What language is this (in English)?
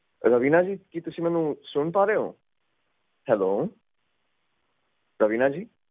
Punjabi